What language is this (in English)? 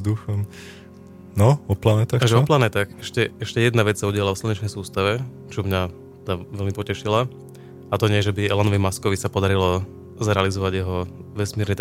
Slovak